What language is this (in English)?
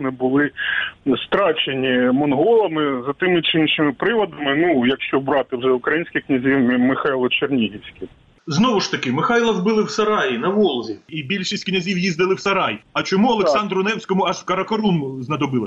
Ukrainian